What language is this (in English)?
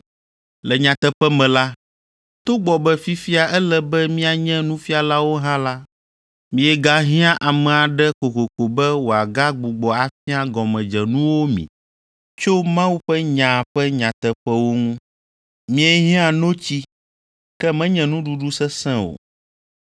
Ewe